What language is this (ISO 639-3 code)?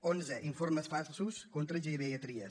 cat